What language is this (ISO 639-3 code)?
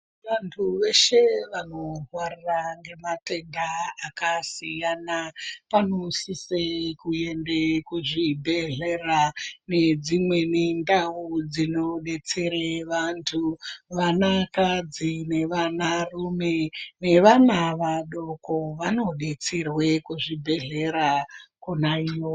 ndc